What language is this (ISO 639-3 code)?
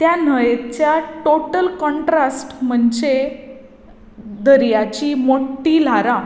kok